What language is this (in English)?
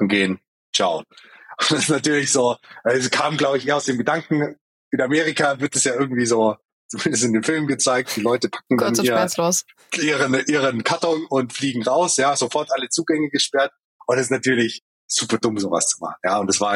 German